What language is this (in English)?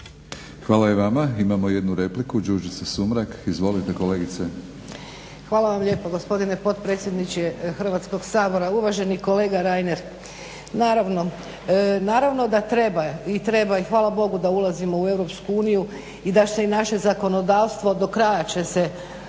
Croatian